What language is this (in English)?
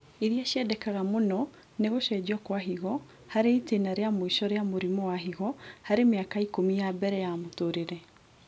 Kikuyu